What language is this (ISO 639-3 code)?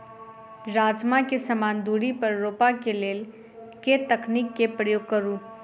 mai